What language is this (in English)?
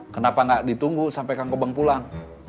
Indonesian